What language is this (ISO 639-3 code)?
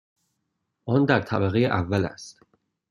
fas